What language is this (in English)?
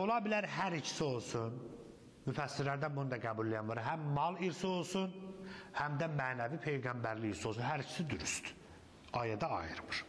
Turkish